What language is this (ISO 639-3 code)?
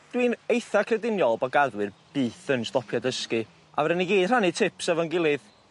cym